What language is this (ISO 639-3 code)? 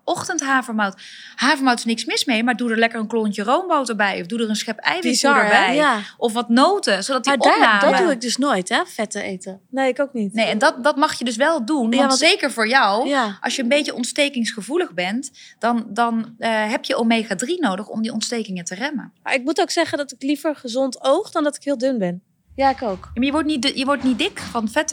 nld